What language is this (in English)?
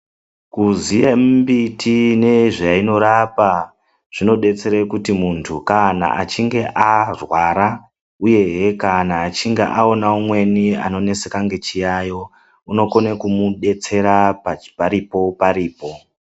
Ndau